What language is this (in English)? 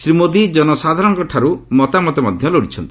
Odia